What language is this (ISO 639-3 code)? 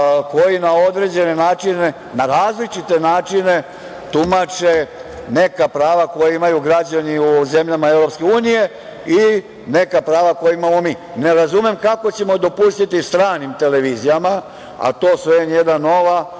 srp